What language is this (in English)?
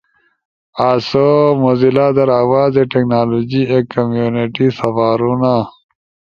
Ushojo